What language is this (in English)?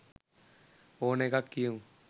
Sinhala